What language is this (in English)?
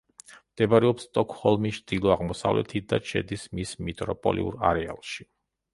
Georgian